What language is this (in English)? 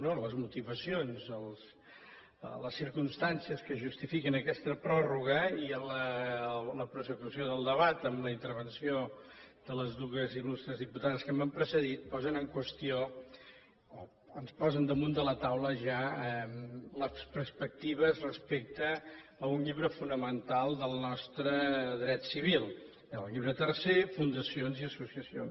Catalan